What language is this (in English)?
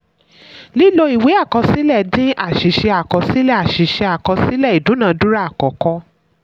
Yoruba